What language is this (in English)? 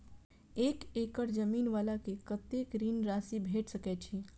Maithili